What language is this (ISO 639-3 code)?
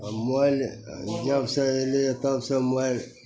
mai